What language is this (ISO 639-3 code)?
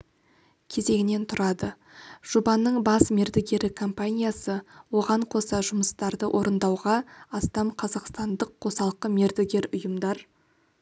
kaz